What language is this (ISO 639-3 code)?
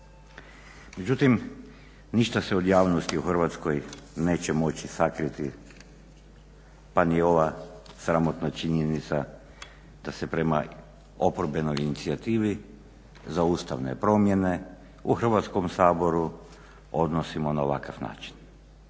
hrv